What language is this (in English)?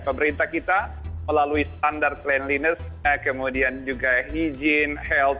Indonesian